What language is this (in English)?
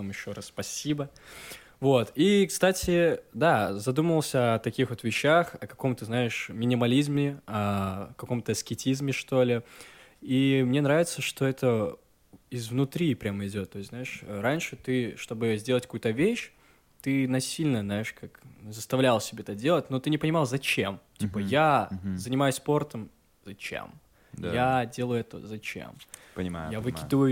Russian